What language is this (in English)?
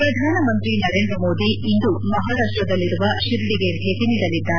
Kannada